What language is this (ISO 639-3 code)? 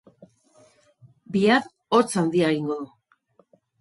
eus